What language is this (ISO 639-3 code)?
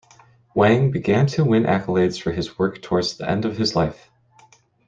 eng